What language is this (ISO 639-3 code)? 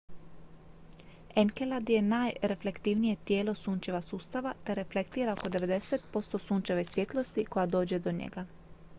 hrv